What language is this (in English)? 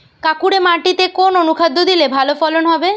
Bangla